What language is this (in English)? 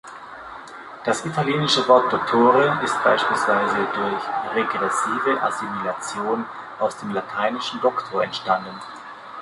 German